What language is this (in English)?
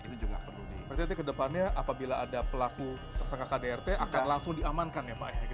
Indonesian